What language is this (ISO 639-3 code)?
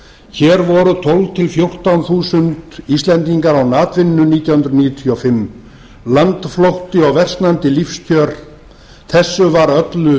isl